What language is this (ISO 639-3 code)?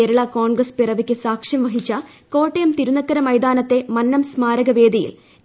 mal